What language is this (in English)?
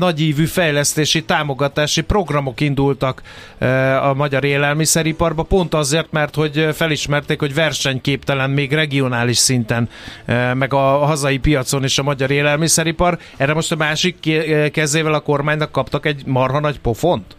Hungarian